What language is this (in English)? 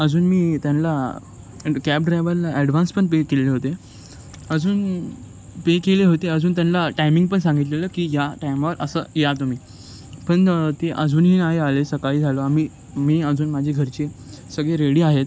Marathi